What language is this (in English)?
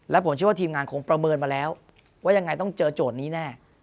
Thai